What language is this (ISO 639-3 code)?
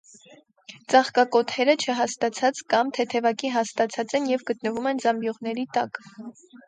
hye